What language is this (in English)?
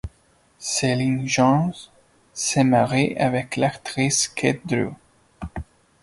French